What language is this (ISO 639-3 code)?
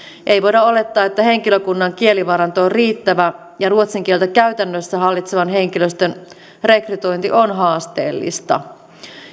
fin